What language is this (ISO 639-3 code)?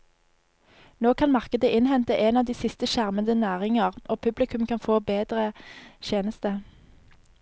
nor